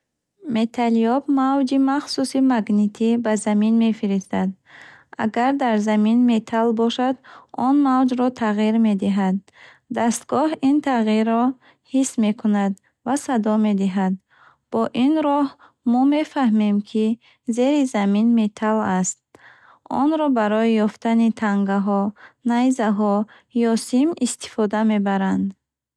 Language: Bukharic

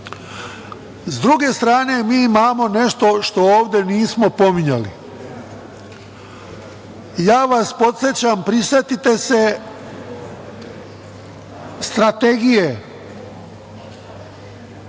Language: Serbian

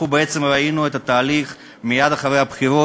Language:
Hebrew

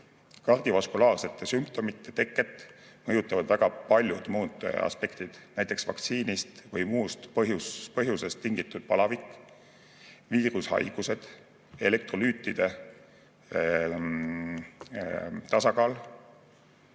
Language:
Estonian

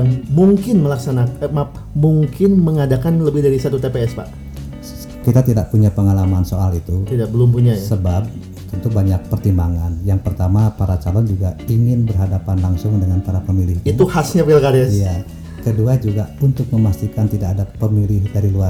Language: Indonesian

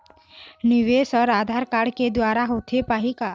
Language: Chhattisgarhi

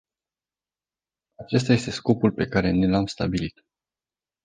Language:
Romanian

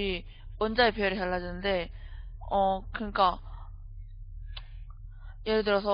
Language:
Korean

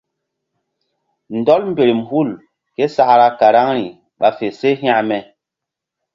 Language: Mbum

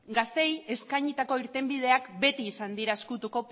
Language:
Basque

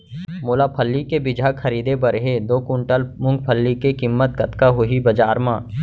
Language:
Chhattisgarhi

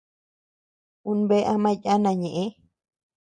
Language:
Tepeuxila Cuicatec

